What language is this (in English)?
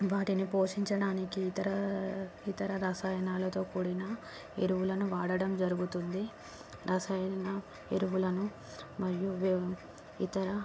Telugu